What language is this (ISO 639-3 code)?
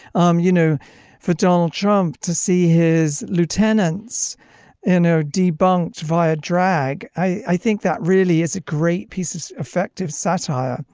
eng